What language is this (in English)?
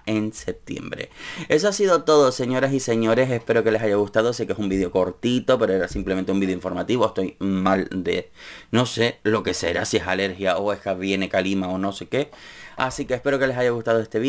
Spanish